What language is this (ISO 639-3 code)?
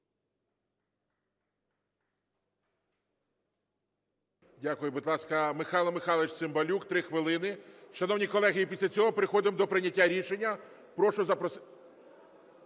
ukr